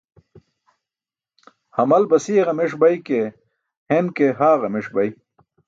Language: Burushaski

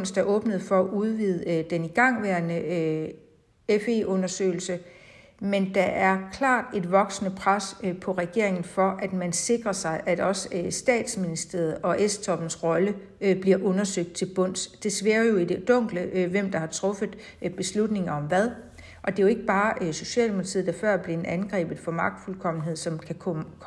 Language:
Danish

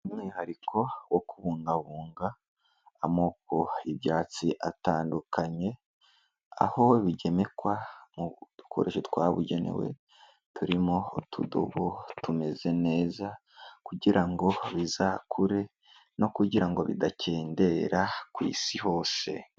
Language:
Kinyarwanda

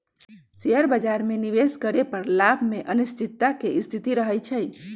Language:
Magahi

